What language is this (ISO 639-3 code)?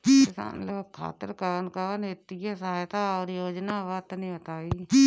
bho